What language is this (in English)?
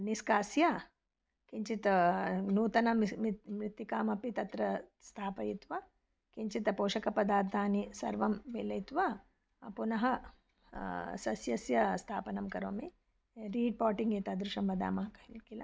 Sanskrit